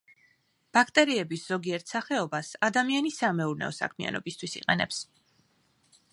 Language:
Georgian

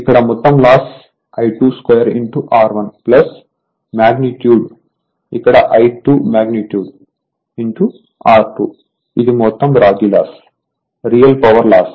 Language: Telugu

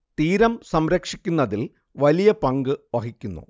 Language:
Malayalam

